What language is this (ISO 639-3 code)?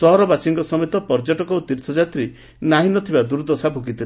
ori